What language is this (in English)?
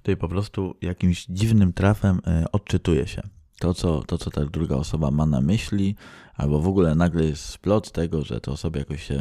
Polish